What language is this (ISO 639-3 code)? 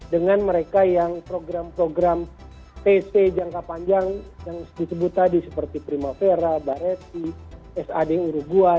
ind